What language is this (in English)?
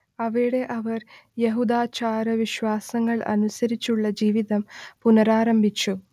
Malayalam